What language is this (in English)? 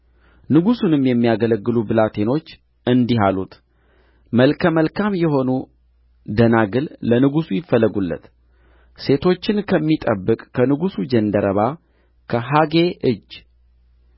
Amharic